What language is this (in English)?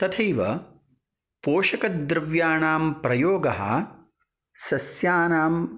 Sanskrit